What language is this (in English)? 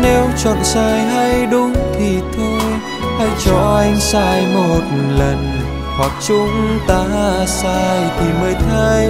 Vietnamese